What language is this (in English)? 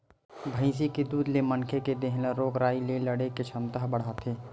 Chhattisgarhi